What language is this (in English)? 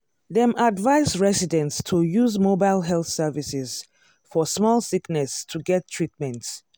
Nigerian Pidgin